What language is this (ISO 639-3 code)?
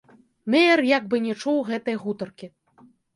bel